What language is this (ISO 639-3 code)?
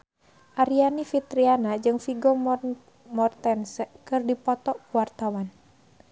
sun